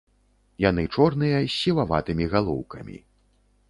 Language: Belarusian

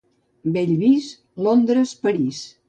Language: Catalan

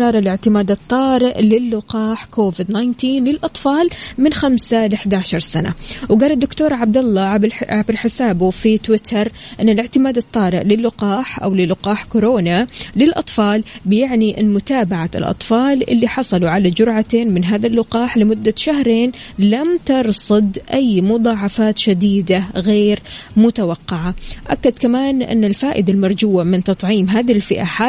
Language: Arabic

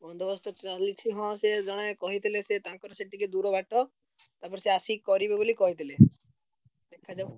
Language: Odia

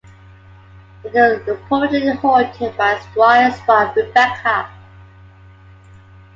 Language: English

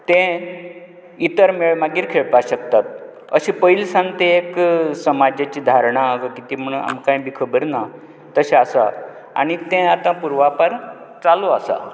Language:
Konkani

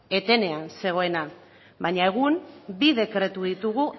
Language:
Basque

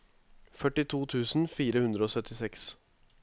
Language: Norwegian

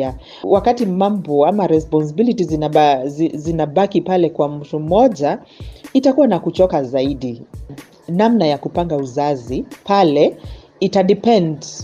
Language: Swahili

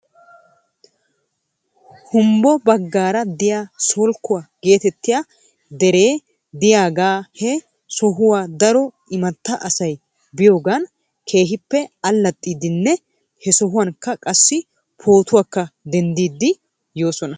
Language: Wolaytta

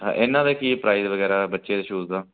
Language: Punjabi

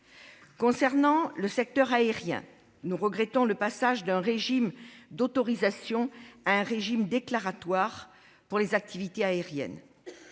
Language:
French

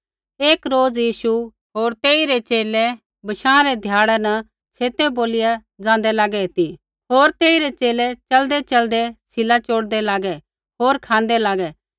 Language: Kullu Pahari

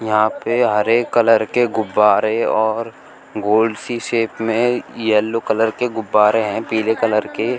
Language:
Hindi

